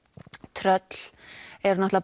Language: Icelandic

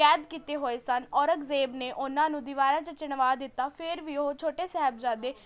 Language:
Punjabi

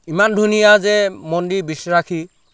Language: Assamese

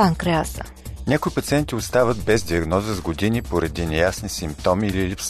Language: Bulgarian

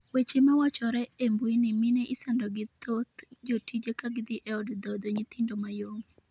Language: Luo (Kenya and Tanzania)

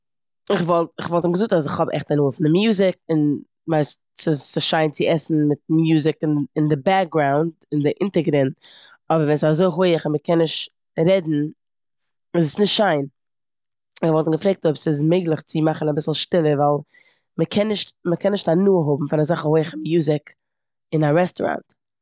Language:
Yiddish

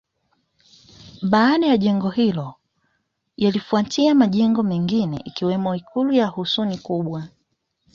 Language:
Swahili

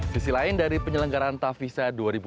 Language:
Indonesian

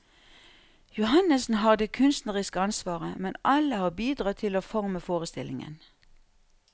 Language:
Norwegian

